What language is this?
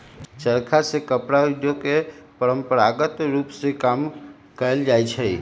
Magahi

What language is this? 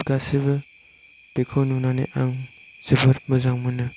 Bodo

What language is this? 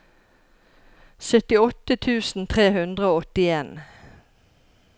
Norwegian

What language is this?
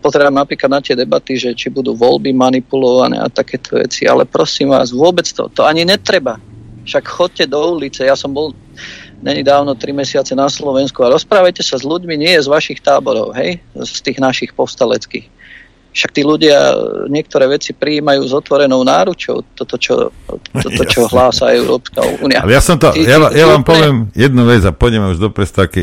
Slovak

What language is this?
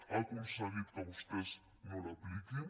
Catalan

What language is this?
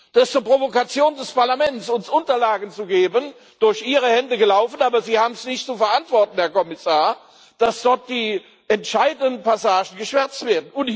German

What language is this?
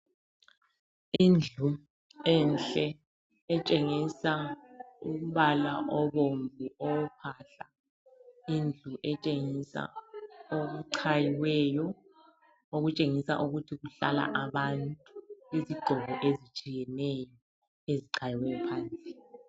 North Ndebele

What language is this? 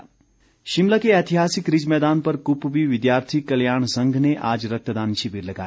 Hindi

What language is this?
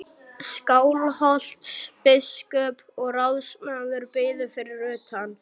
Icelandic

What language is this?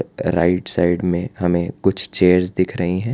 Hindi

